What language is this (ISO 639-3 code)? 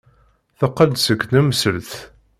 kab